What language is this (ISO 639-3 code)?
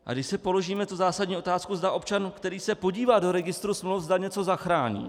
ces